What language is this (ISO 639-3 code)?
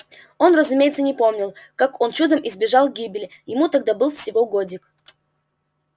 rus